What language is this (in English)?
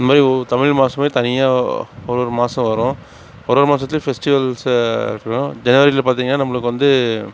Tamil